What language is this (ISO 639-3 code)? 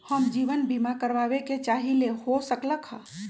mag